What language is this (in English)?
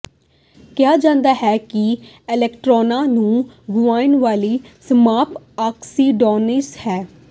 Punjabi